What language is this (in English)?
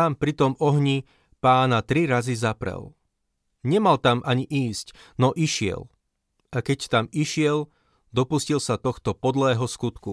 Slovak